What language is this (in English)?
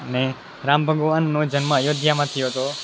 Gujarati